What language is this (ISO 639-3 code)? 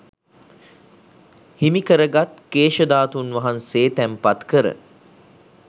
sin